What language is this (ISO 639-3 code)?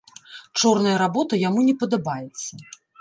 bel